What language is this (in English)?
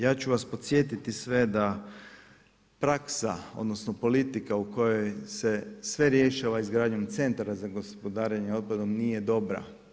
Croatian